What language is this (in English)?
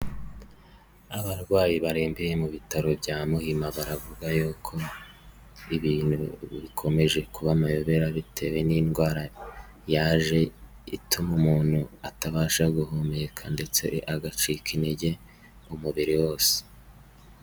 Kinyarwanda